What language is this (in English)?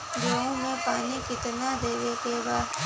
Bhojpuri